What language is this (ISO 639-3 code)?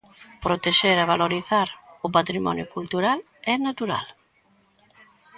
glg